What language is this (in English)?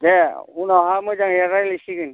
Bodo